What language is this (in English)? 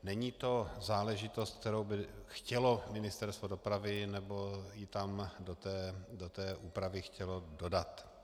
Czech